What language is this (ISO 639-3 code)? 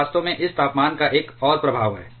hin